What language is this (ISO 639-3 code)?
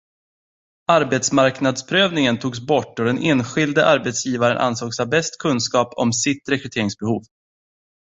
swe